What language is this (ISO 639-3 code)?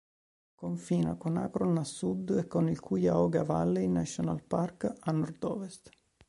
ita